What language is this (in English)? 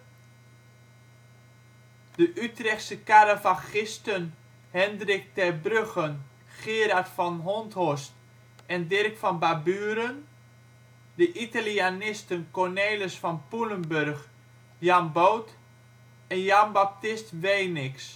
Dutch